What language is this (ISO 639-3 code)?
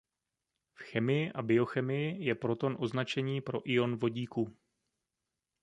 ces